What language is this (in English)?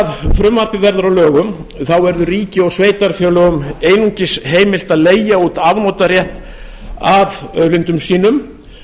Icelandic